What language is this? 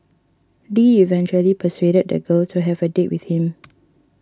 English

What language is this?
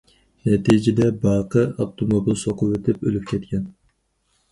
Uyghur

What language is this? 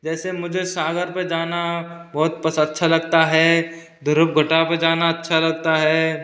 Hindi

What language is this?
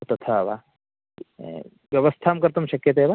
Sanskrit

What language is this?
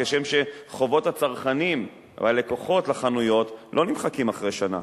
Hebrew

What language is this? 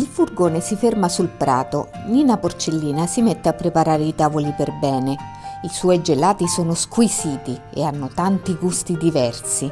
Italian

